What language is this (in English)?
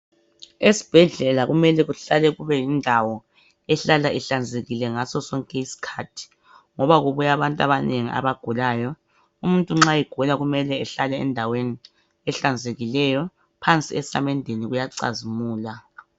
North Ndebele